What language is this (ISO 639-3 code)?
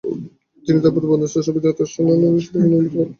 ben